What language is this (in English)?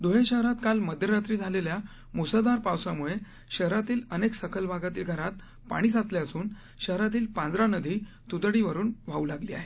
Marathi